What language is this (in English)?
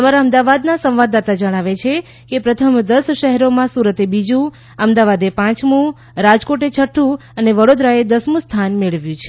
Gujarati